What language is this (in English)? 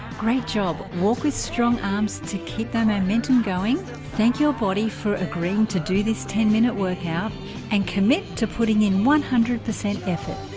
English